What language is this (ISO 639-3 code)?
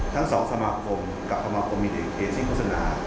tha